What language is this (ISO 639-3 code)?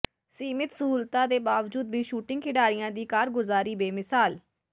pan